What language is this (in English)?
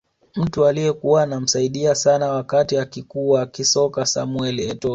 Swahili